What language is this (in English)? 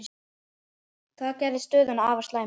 Icelandic